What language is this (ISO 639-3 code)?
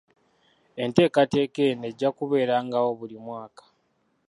lug